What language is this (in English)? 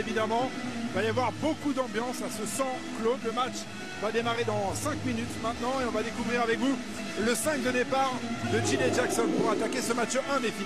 French